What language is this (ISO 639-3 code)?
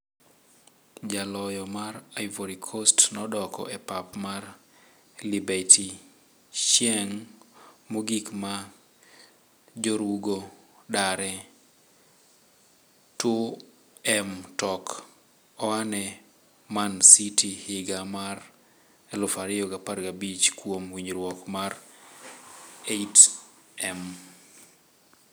luo